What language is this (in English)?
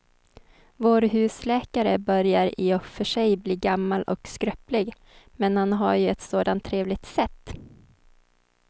Swedish